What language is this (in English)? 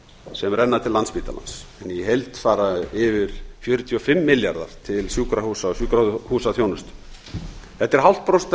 Icelandic